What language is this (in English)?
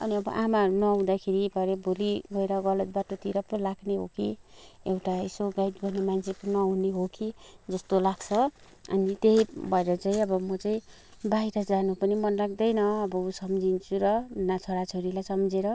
Nepali